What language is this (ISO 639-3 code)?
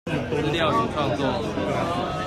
zho